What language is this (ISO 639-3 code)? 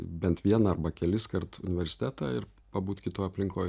lit